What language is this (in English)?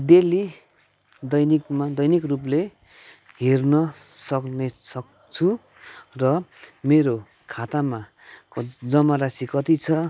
Nepali